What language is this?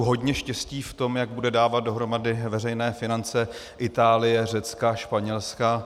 Czech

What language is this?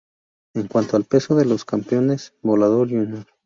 Spanish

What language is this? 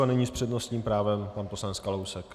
Czech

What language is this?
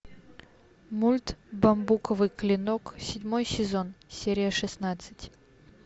Russian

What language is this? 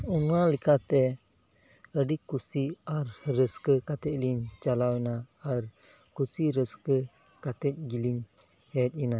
Santali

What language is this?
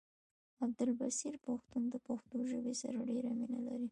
Pashto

